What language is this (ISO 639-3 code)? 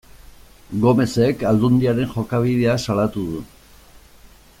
eus